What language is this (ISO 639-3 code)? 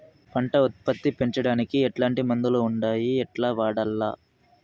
tel